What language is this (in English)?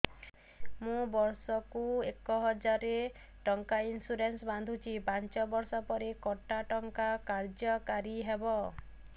Odia